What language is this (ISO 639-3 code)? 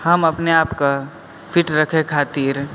mai